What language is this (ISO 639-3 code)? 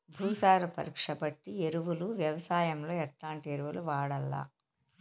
tel